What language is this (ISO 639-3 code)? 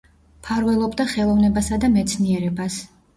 kat